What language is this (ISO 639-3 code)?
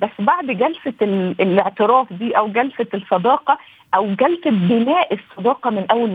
ara